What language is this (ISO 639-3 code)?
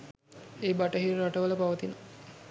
sin